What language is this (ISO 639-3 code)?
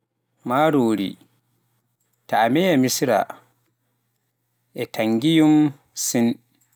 fuf